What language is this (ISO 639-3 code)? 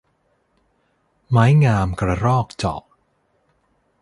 tha